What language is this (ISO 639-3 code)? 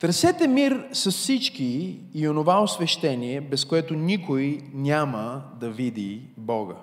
bul